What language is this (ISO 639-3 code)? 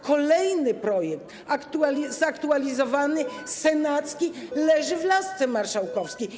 pol